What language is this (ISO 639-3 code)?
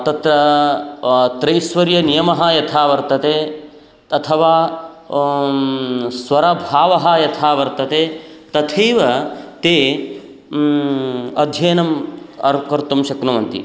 san